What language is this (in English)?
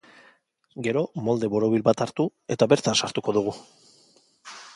Basque